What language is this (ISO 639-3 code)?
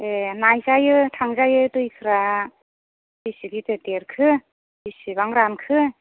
brx